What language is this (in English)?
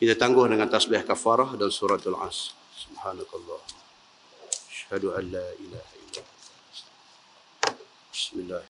Malay